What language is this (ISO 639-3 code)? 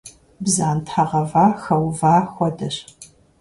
kbd